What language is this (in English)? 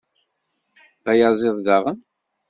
Kabyle